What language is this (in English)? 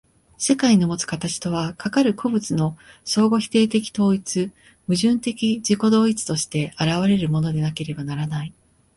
Japanese